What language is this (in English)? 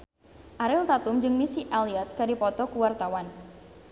Sundanese